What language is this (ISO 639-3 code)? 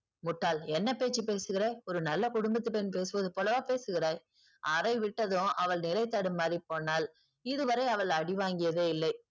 tam